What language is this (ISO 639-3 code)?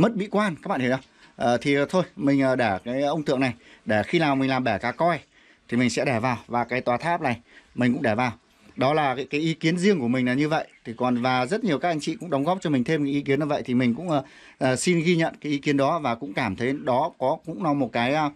vie